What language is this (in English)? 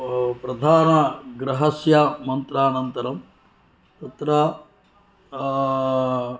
Sanskrit